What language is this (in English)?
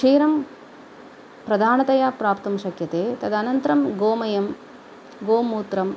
Sanskrit